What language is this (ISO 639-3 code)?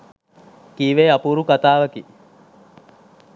sin